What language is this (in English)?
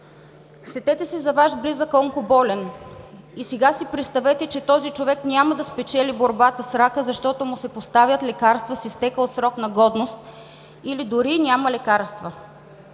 Bulgarian